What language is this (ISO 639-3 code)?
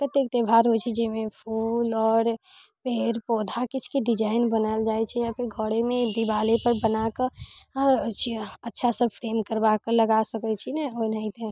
mai